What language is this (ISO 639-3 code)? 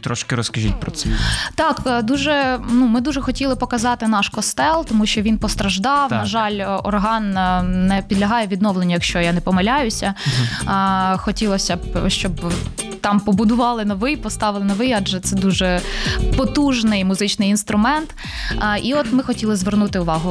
ukr